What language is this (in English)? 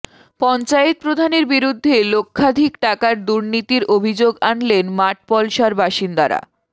Bangla